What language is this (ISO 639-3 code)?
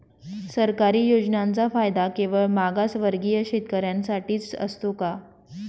mar